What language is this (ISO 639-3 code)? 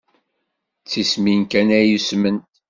kab